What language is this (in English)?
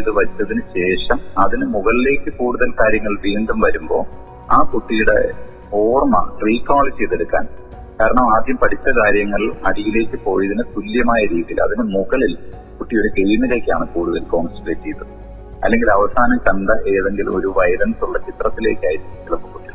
Malayalam